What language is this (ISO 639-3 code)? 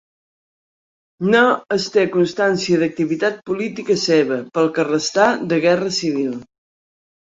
cat